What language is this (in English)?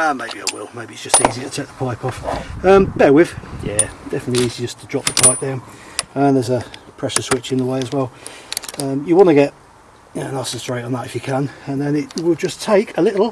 English